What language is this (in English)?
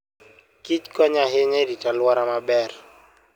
Luo (Kenya and Tanzania)